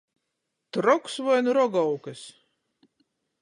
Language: Latgalian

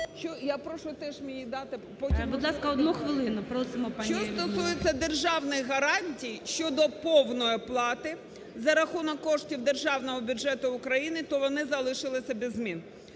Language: Ukrainian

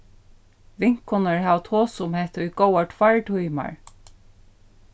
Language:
Faroese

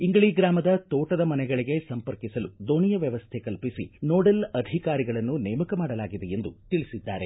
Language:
Kannada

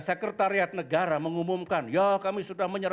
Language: Indonesian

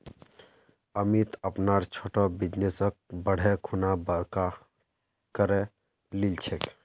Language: Magahi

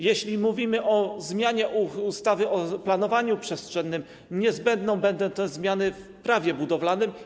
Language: Polish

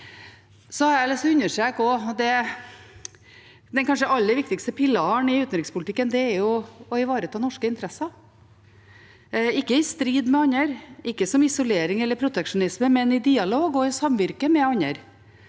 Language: Norwegian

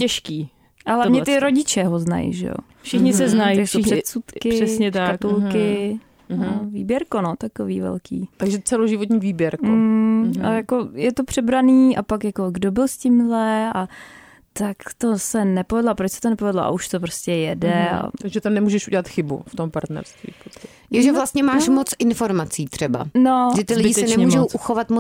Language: Czech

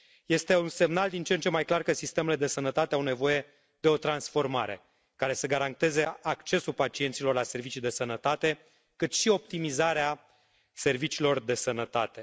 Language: Romanian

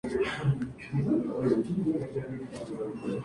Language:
Spanish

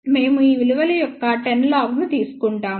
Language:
Telugu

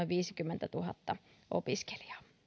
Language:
Finnish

